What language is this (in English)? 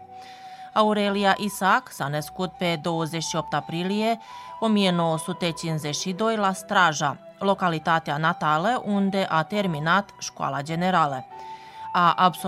Romanian